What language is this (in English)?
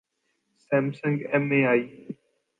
Urdu